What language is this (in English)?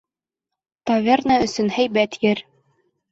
Bashkir